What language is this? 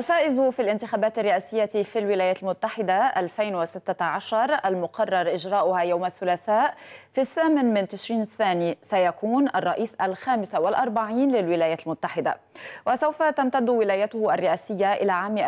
Arabic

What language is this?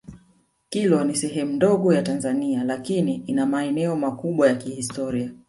Swahili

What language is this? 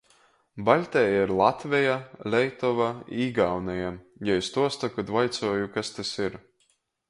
Latgalian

